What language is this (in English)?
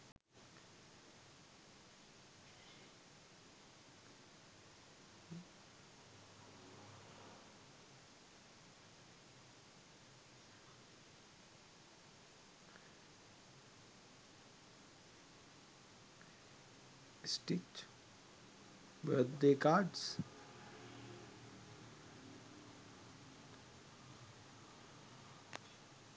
Sinhala